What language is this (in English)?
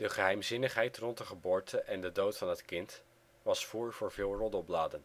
Dutch